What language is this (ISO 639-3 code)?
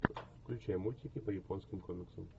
rus